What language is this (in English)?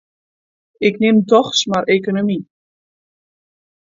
Western Frisian